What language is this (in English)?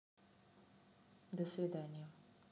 Russian